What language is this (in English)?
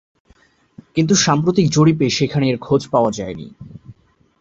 Bangla